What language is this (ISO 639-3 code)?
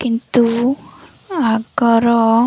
ori